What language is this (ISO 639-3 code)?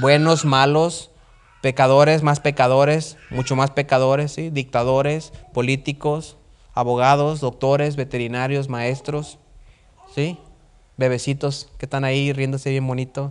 spa